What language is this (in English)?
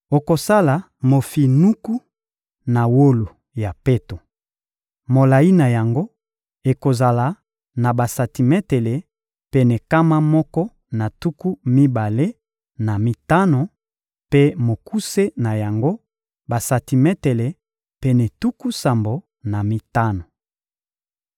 Lingala